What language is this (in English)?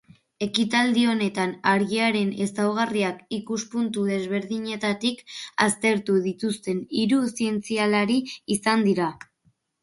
Basque